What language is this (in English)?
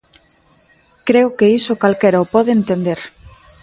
Galician